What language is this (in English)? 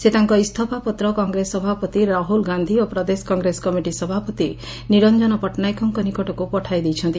Odia